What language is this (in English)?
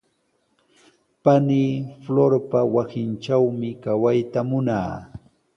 Sihuas Ancash Quechua